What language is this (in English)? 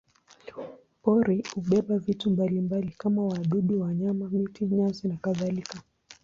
Swahili